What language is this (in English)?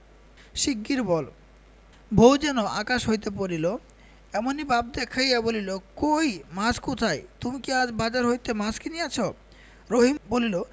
Bangla